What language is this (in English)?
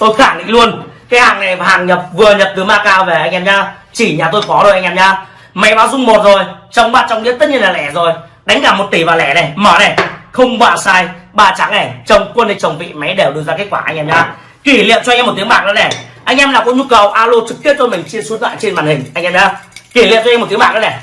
Vietnamese